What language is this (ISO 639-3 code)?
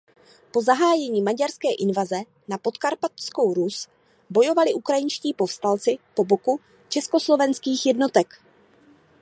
ces